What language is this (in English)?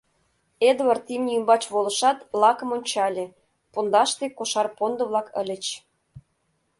Mari